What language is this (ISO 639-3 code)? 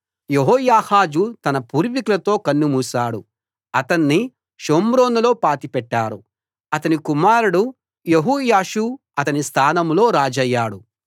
tel